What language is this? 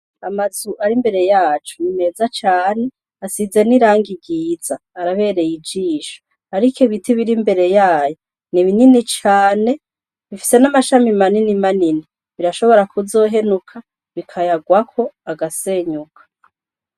Rundi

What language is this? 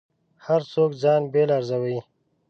Pashto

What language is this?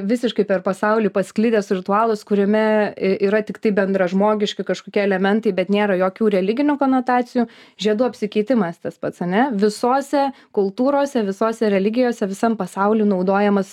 Lithuanian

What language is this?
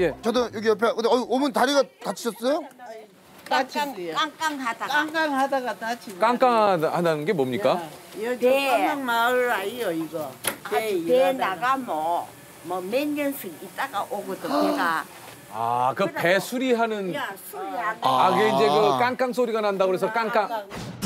Korean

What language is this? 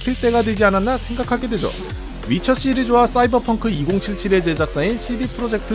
Korean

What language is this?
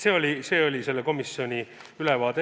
Estonian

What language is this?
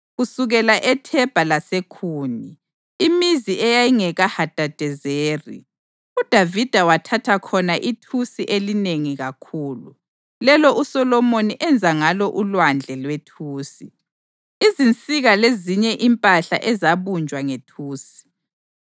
North Ndebele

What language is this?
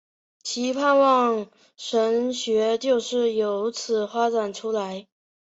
Chinese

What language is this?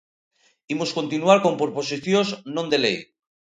Galician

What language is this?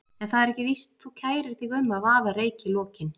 Icelandic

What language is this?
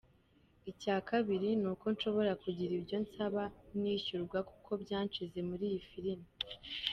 Kinyarwanda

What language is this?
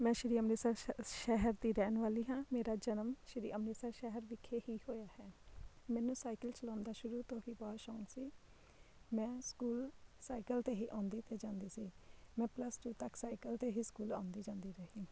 Punjabi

